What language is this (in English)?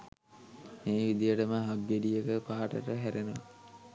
Sinhala